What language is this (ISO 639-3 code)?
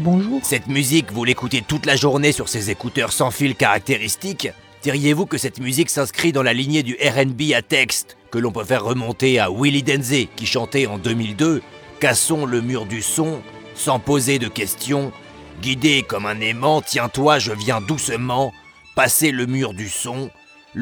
fra